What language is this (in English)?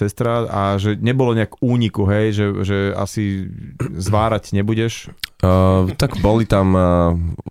Slovak